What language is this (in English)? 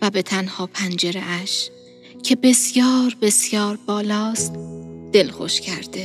Persian